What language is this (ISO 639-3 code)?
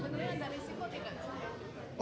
ind